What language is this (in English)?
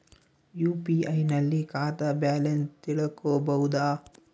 Kannada